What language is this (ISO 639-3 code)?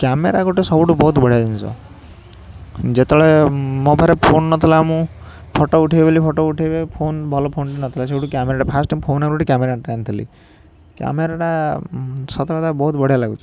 ori